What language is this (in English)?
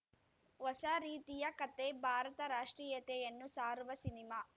Kannada